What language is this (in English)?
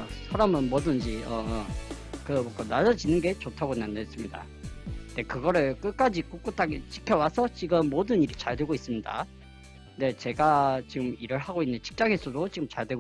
Korean